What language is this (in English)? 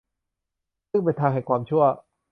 Thai